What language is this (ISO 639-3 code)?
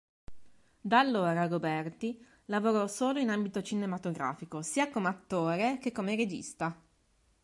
ita